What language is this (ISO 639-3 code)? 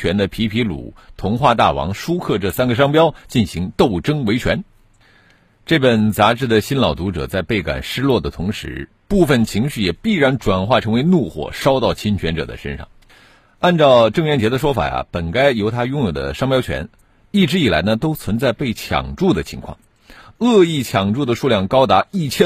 zho